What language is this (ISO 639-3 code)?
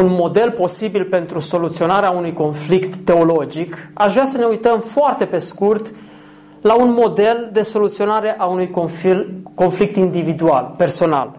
ron